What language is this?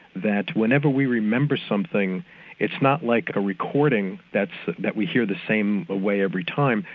English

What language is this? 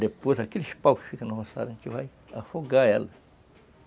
Portuguese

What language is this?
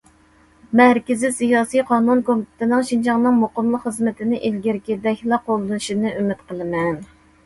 Uyghur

